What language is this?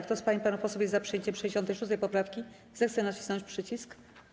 Polish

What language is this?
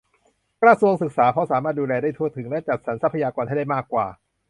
Thai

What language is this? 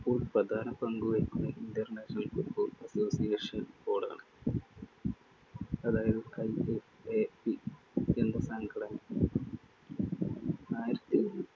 Malayalam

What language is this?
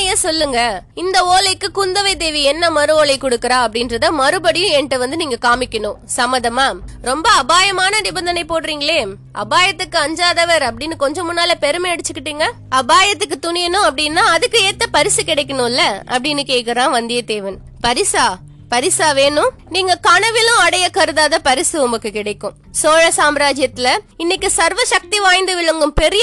Tamil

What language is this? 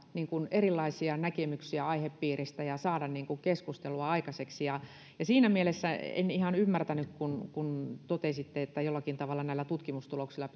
Finnish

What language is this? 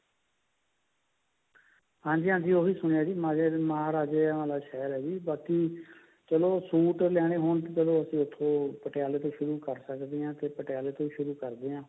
Punjabi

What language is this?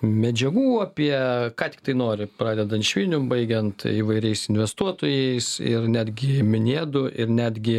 Lithuanian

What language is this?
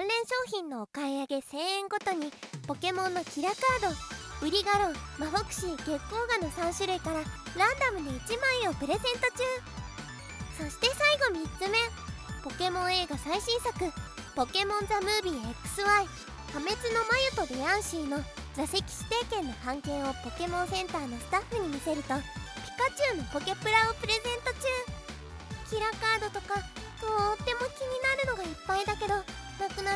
Japanese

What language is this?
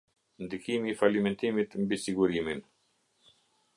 Albanian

